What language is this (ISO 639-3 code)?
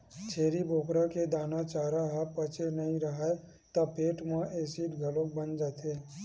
hne